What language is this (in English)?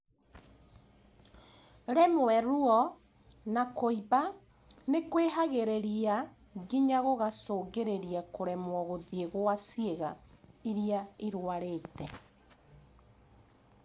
Kikuyu